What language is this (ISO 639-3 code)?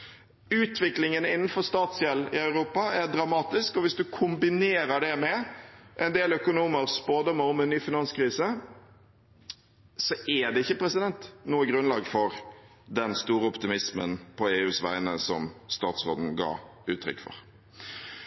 nob